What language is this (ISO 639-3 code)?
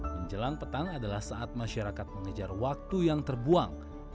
ind